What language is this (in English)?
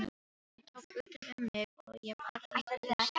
Icelandic